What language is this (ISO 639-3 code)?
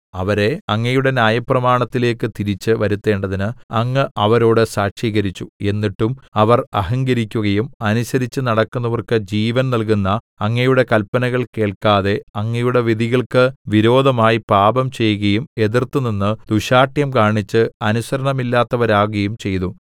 mal